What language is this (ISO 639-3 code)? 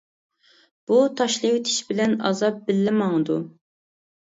uig